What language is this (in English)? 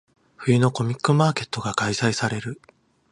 Japanese